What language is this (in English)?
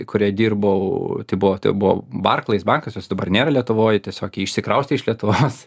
Lithuanian